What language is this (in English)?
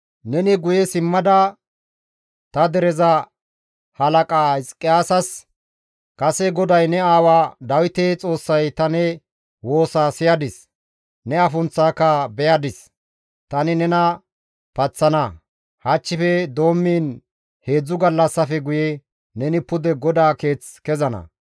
Gamo